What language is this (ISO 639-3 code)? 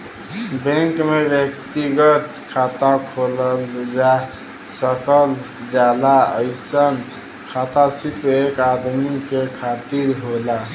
bho